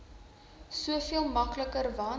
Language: Afrikaans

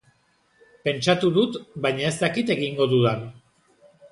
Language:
Basque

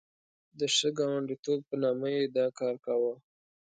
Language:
Pashto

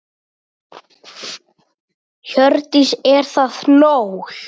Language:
Icelandic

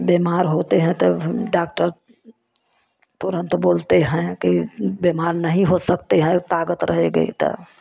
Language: Hindi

